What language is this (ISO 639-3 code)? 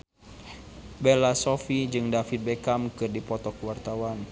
sun